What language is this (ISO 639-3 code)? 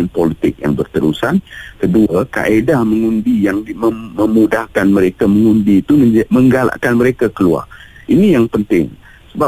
msa